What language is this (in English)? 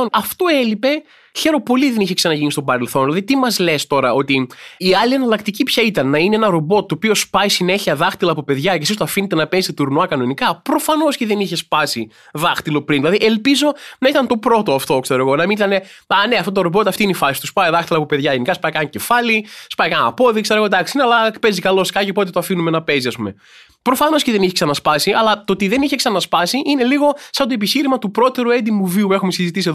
Greek